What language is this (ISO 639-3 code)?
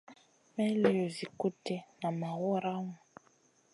mcn